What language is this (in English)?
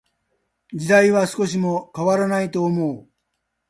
Japanese